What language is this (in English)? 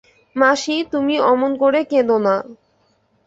Bangla